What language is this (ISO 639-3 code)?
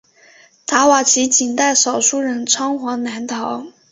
zho